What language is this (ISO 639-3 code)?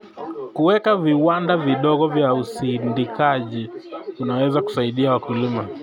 kln